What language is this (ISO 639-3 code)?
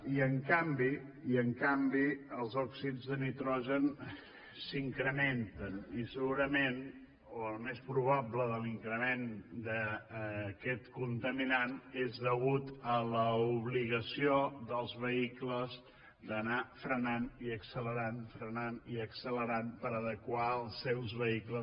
cat